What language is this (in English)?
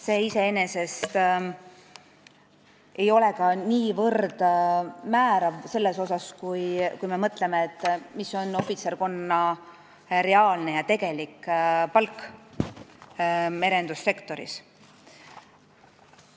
Estonian